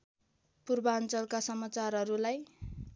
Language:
Nepali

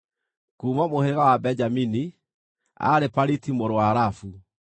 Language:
Kikuyu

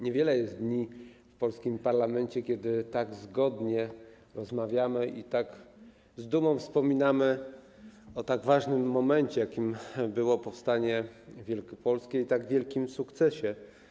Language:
Polish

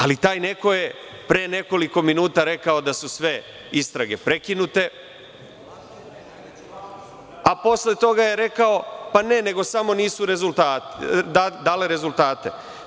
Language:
Serbian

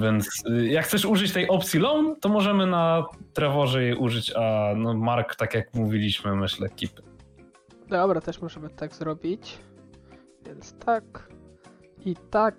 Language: Polish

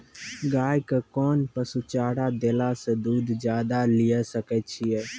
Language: Maithili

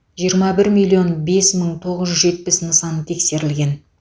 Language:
Kazakh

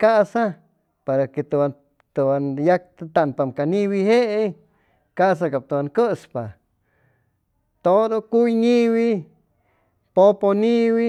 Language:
Chimalapa Zoque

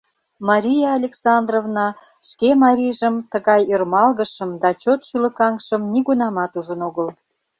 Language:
Mari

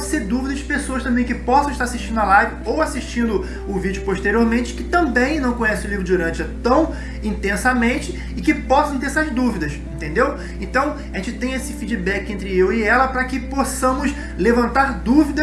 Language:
Portuguese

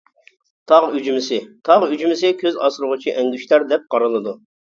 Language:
Uyghur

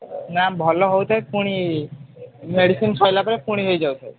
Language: Odia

